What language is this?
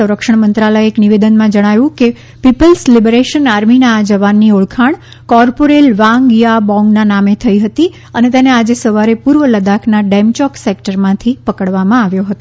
Gujarati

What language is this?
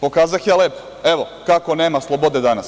Serbian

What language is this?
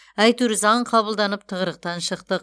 Kazakh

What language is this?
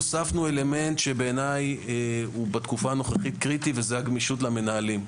Hebrew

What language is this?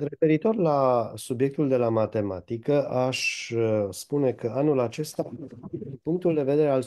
Romanian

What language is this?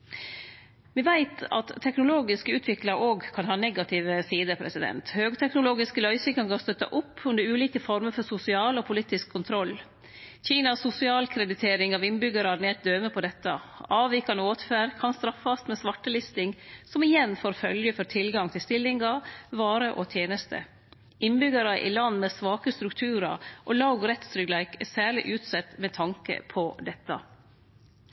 Norwegian Nynorsk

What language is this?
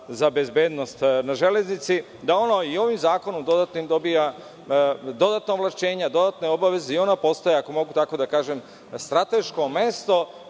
Serbian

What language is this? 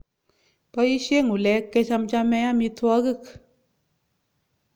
Kalenjin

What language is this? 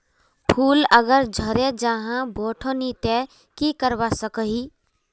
Magahi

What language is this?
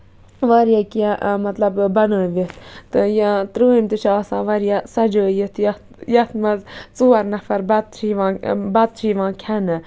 Kashmiri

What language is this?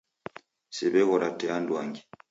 Taita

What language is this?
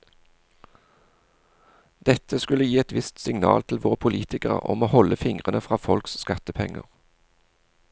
Norwegian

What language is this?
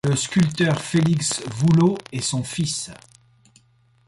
French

